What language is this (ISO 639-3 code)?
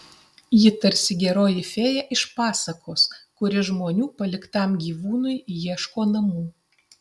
lit